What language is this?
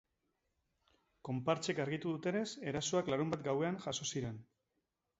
Basque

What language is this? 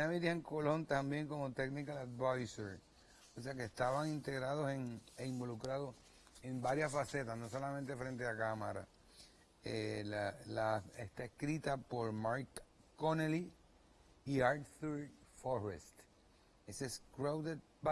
Spanish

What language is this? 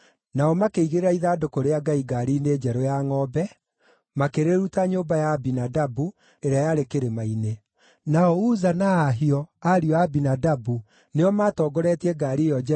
Kikuyu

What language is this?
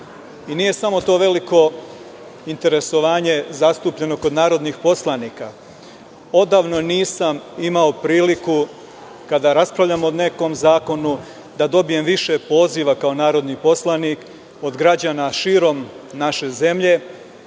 Serbian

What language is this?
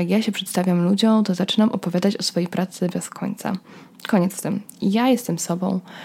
Polish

